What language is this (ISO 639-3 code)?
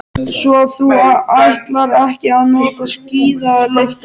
isl